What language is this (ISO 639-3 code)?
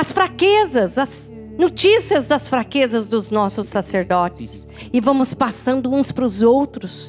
por